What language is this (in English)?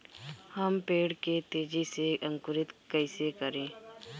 Bhojpuri